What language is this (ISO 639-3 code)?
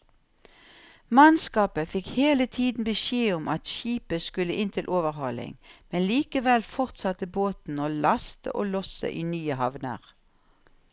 nor